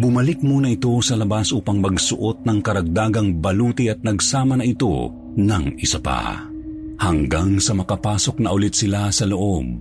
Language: Filipino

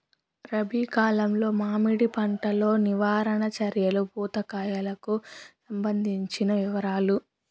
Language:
Telugu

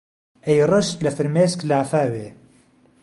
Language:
Central Kurdish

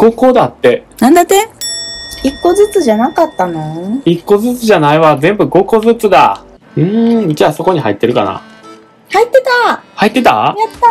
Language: Japanese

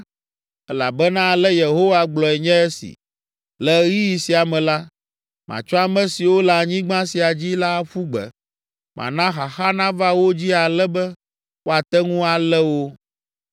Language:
Ewe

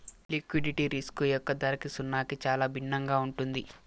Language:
Telugu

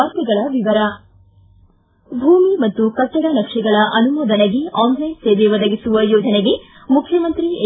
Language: Kannada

